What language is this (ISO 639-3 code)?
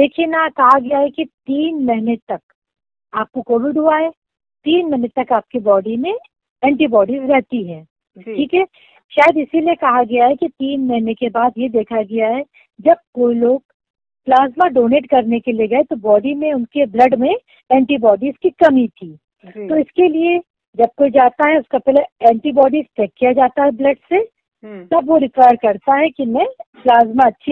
hin